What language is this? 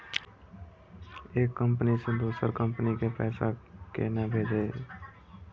Maithili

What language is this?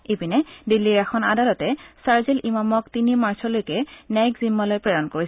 Assamese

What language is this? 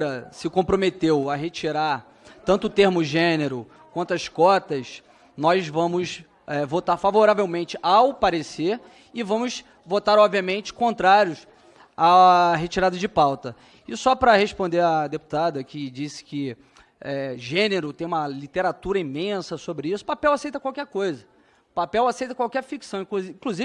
Portuguese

